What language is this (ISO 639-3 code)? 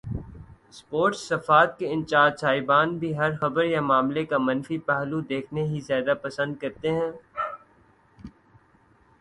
urd